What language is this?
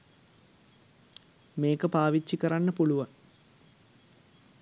Sinhala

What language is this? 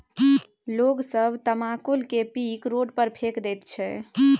Maithili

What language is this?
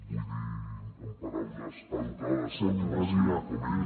Catalan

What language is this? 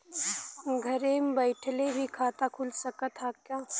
Bhojpuri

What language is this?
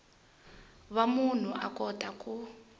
Tsonga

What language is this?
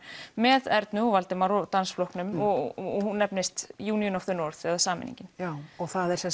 Icelandic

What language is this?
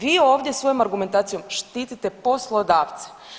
Croatian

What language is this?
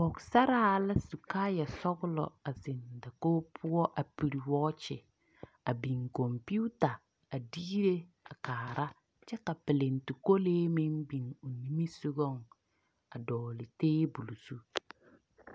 Southern Dagaare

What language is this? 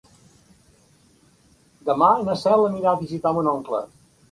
Catalan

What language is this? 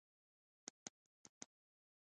Pashto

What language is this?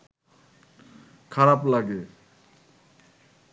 Bangla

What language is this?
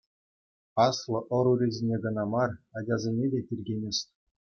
Chuvash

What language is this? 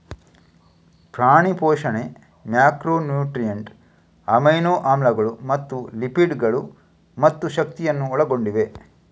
Kannada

